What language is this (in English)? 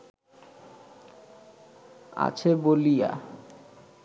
Bangla